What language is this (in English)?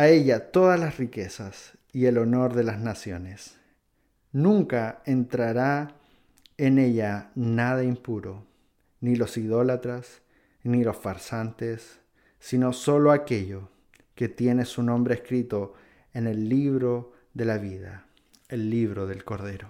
Spanish